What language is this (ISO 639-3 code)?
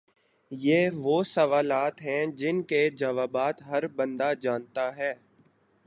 urd